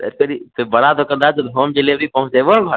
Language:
Maithili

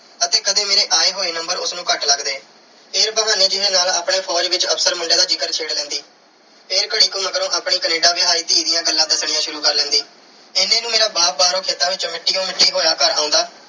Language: Punjabi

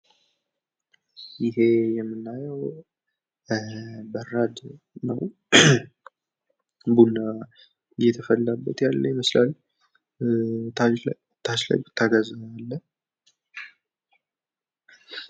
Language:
Amharic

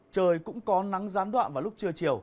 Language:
Vietnamese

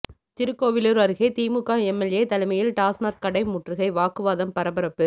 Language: Tamil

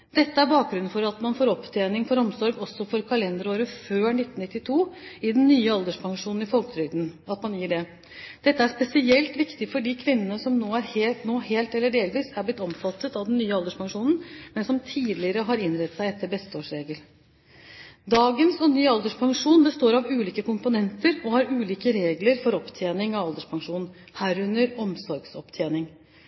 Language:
Norwegian Bokmål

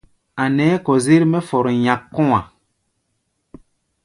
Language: Gbaya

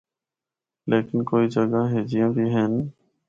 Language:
Northern Hindko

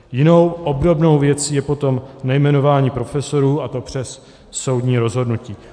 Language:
Czech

